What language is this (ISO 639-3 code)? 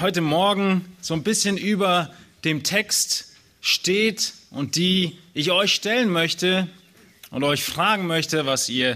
deu